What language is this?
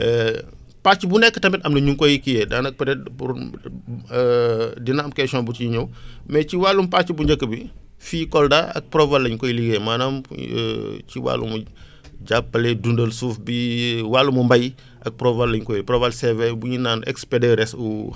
Wolof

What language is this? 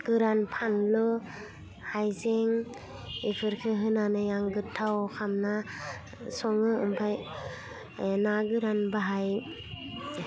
Bodo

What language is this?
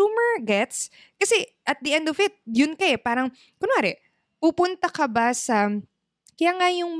Filipino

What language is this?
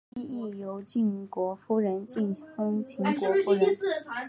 Chinese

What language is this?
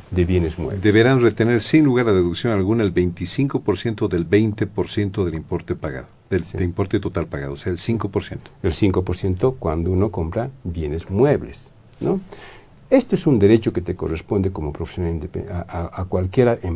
Spanish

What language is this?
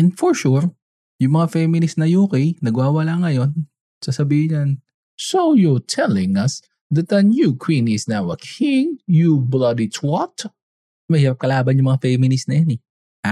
Filipino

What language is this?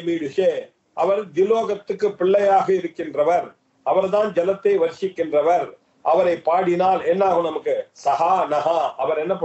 Arabic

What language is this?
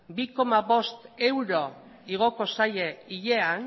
Basque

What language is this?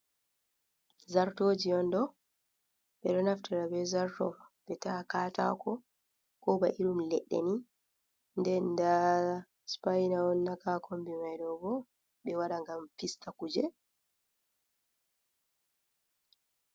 Fula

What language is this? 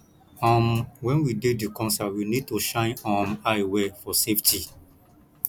Nigerian Pidgin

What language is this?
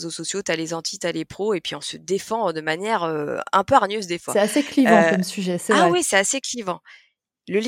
French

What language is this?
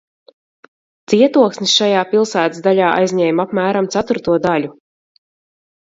Latvian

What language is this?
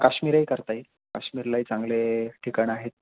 Marathi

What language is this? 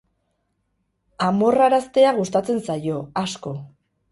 Basque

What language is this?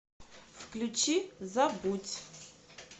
Russian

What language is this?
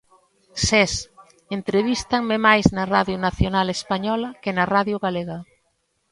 Galician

